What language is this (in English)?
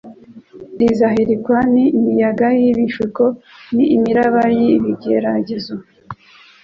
Kinyarwanda